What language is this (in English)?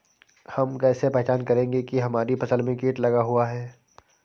Hindi